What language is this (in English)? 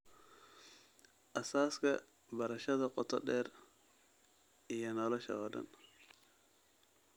Somali